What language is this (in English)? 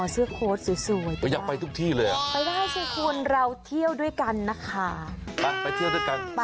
Thai